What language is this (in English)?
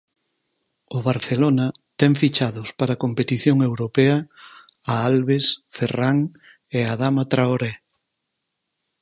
Galician